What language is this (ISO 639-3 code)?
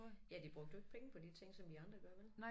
dan